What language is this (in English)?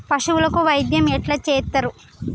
Telugu